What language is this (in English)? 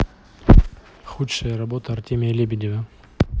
Russian